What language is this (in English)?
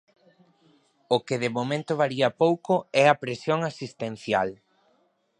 Galician